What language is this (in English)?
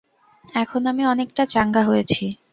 Bangla